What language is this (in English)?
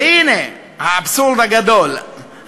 Hebrew